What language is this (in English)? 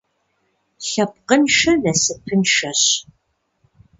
Kabardian